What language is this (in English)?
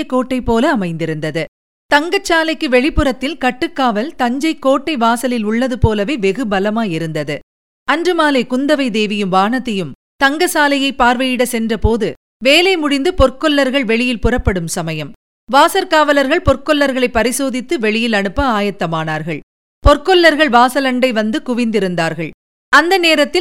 Tamil